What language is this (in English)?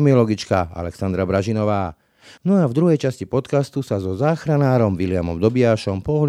Slovak